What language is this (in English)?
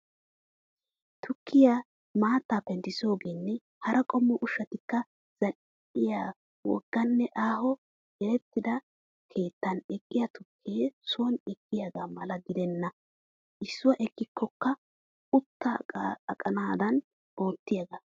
Wolaytta